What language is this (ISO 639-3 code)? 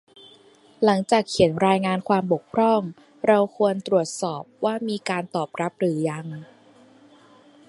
tha